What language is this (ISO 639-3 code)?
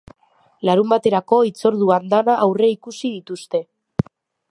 eus